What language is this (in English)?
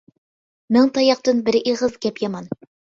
Uyghur